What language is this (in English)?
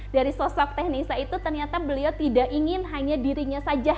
Indonesian